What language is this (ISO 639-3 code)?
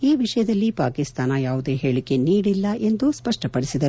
kan